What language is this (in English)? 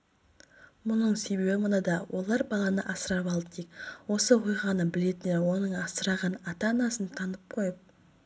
Kazakh